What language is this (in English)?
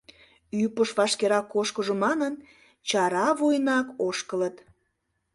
Mari